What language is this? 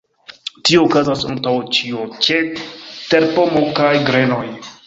Esperanto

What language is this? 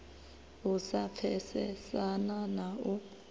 Venda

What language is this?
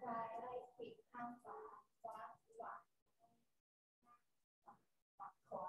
Thai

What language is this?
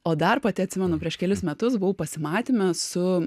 Lithuanian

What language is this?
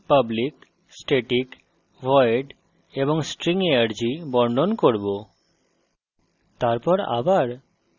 Bangla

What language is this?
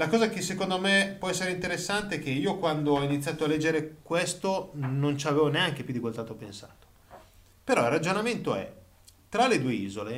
Italian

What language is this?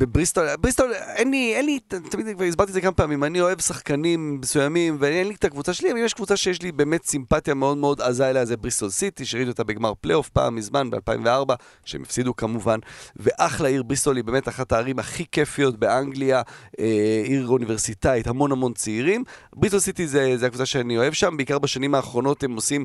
Hebrew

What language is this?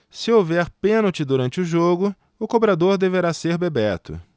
Portuguese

